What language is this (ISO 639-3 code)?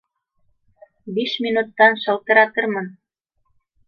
bak